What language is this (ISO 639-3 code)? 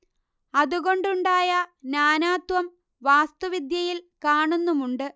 mal